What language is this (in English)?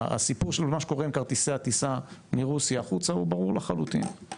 Hebrew